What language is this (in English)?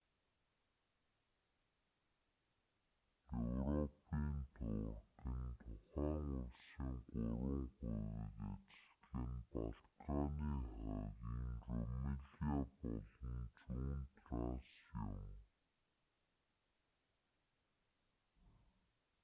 Mongolian